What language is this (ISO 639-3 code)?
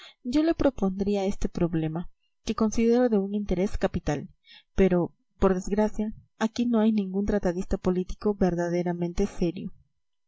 spa